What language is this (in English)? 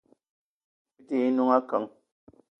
Eton (Cameroon)